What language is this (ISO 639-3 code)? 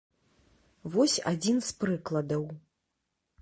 bel